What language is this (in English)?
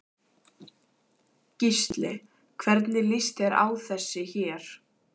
Icelandic